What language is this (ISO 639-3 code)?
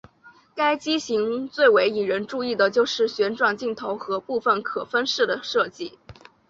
zho